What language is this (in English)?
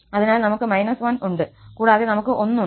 Malayalam